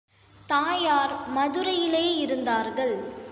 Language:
Tamil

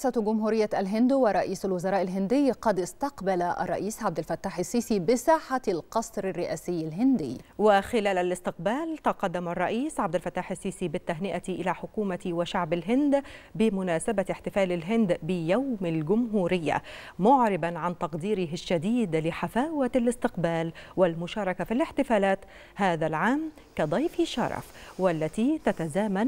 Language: Arabic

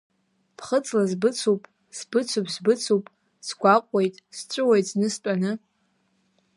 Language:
Abkhazian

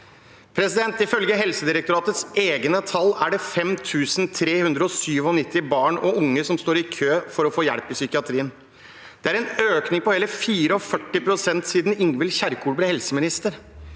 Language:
Norwegian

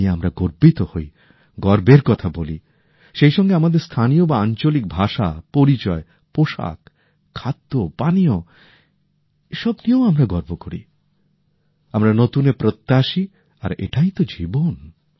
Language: Bangla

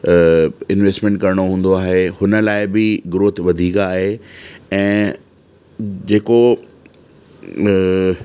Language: Sindhi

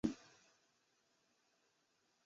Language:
Chinese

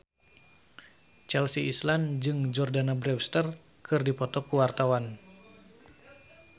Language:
Sundanese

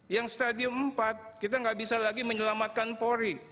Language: Indonesian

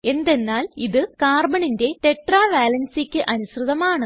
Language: Malayalam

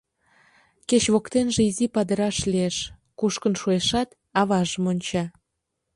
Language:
Mari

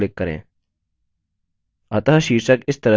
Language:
Hindi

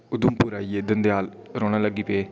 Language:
Dogri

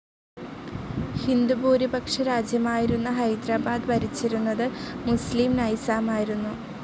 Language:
Malayalam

